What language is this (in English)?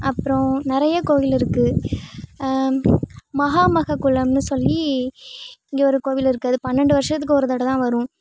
Tamil